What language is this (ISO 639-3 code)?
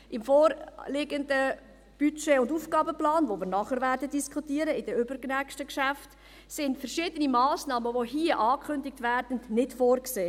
gsw